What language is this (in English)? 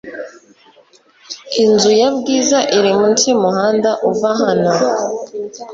Kinyarwanda